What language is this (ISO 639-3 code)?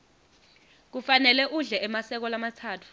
ssw